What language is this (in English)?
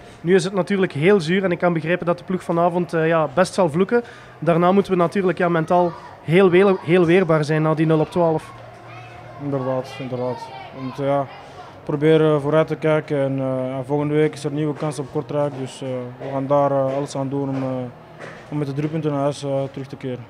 Dutch